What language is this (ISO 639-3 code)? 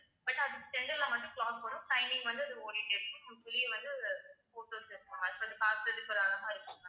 tam